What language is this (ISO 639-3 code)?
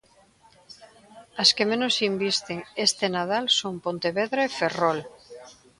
glg